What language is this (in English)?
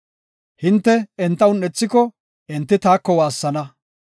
Gofa